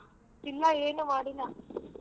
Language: Kannada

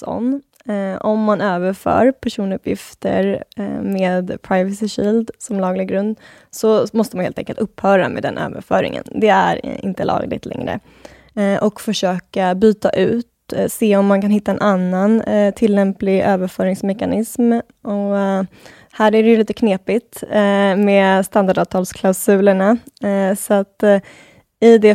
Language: Swedish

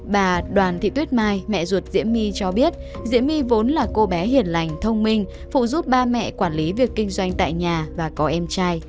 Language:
Vietnamese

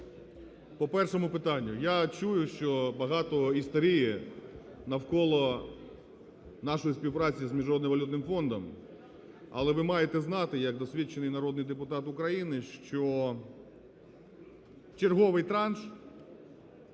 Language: Ukrainian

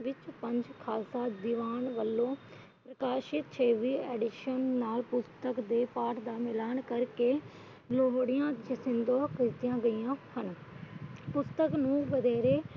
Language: Punjabi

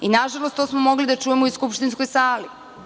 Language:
Serbian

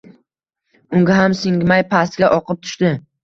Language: Uzbek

